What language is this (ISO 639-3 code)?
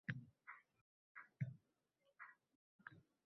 uzb